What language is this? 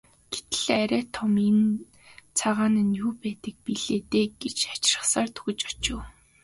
Mongolian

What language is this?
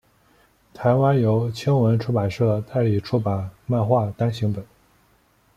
Chinese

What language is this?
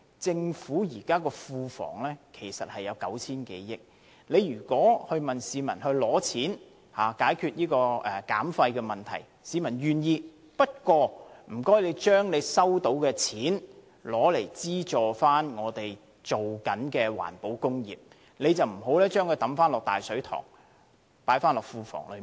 Cantonese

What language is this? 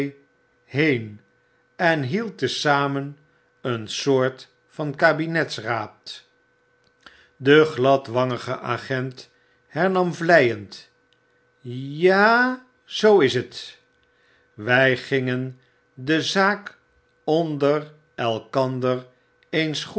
Dutch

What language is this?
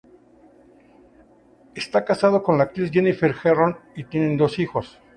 Spanish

